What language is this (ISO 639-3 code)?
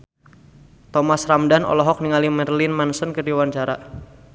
sun